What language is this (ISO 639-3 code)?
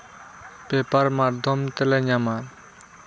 sat